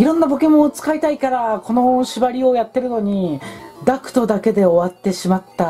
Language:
Japanese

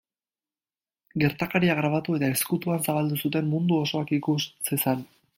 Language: Basque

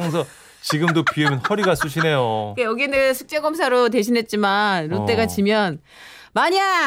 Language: Korean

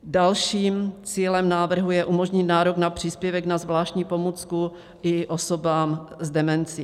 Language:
Czech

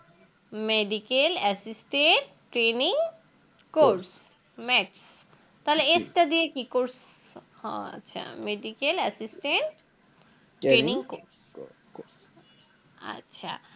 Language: Bangla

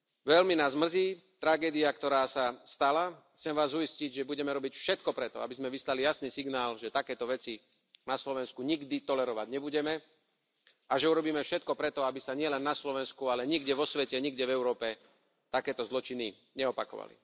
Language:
Slovak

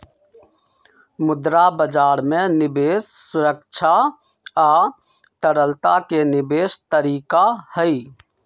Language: Magahi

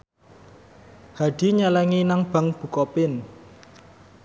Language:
Javanese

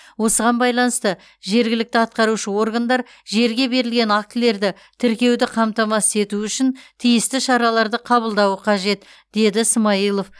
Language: Kazakh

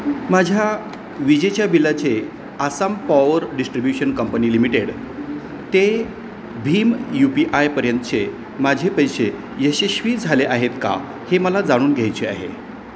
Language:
Marathi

